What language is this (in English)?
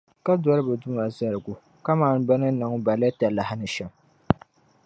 Dagbani